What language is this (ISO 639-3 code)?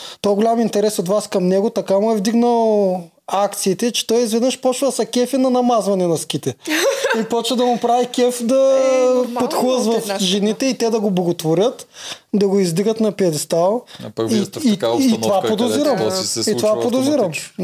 bul